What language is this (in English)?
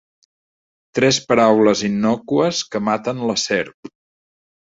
Catalan